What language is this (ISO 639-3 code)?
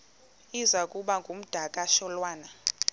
xho